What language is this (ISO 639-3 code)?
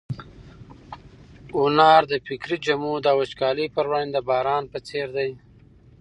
pus